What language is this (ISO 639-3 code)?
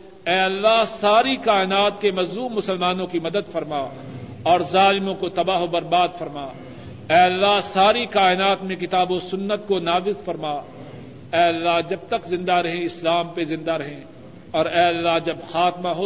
urd